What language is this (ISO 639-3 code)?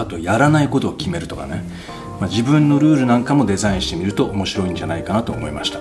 jpn